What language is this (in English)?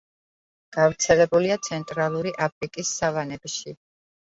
Georgian